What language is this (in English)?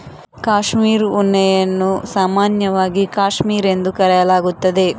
Kannada